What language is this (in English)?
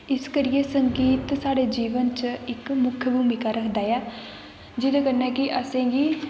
Dogri